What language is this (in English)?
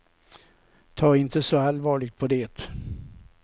Swedish